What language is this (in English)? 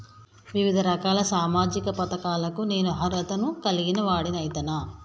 Telugu